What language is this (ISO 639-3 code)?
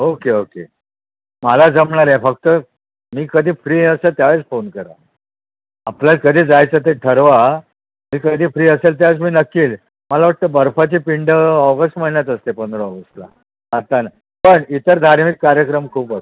mar